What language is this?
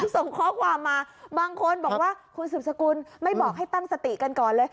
Thai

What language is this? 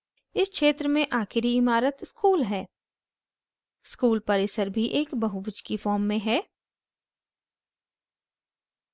Hindi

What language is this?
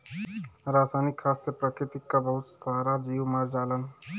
Bhojpuri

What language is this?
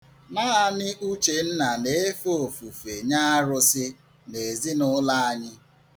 Igbo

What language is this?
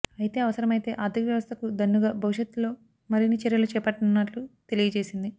Telugu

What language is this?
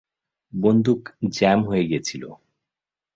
Bangla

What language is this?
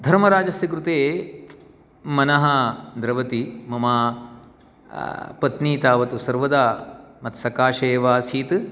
Sanskrit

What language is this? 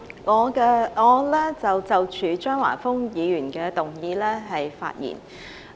Cantonese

